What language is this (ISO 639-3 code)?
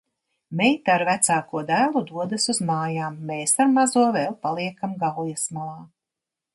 lav